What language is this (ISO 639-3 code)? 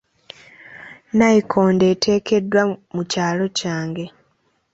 lug